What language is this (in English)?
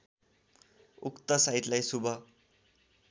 Nepali